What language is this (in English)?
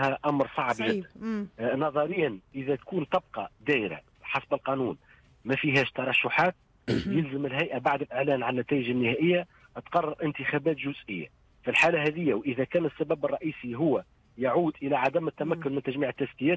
Arabic